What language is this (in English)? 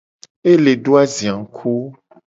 Gen